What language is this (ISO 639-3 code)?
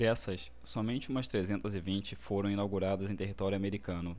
por